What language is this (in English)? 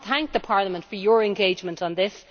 English